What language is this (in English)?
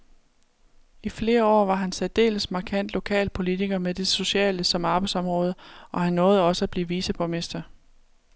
Danish